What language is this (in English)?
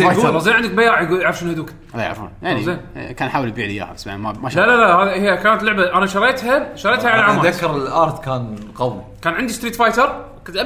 Arabic